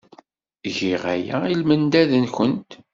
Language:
Kabyle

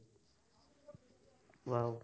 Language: Assamese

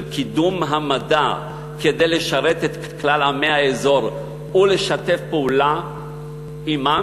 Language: Hebrew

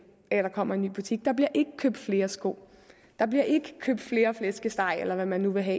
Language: Danish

